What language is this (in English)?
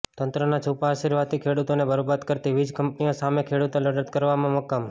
Gujarati